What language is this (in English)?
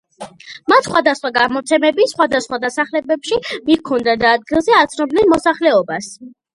Georgian